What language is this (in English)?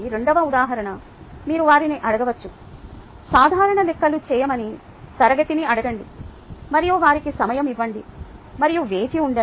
Telugu